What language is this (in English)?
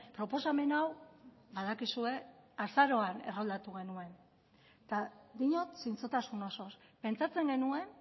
Basque